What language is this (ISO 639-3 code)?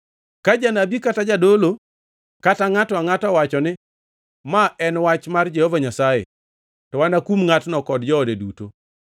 luo